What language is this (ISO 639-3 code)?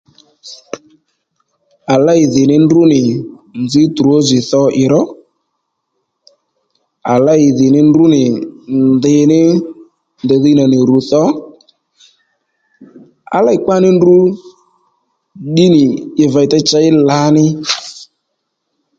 led